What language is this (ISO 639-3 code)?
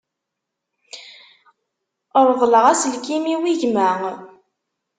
kab